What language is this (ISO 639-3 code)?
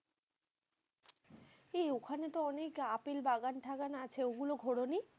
ben